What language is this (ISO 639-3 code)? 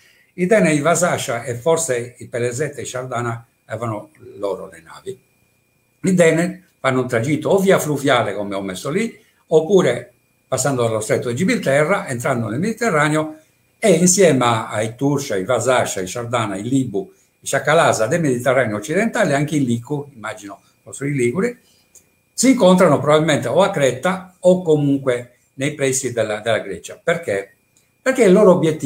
ita